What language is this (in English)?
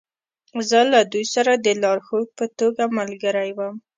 Pashto